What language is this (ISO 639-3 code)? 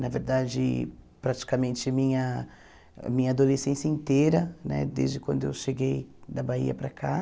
por